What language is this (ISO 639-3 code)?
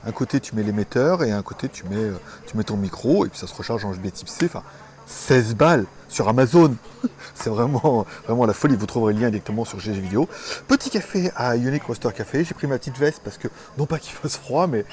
fra